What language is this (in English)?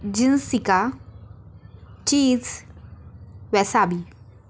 Marathi